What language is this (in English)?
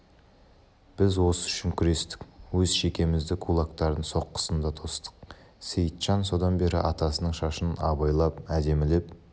Kazakh